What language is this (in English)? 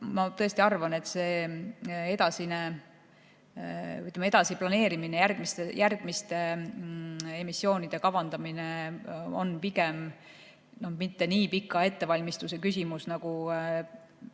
Estonian